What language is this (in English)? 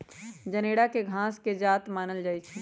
Magahi